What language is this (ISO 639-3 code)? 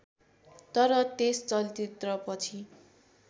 nep